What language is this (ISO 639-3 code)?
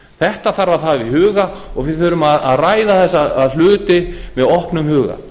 isl